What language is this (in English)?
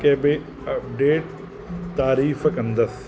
Sindhi